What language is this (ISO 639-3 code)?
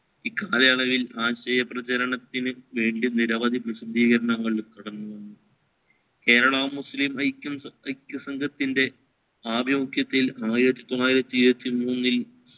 mal